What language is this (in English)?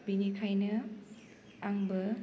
Bodo